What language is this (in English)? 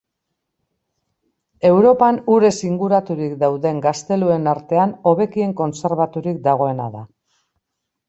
Basque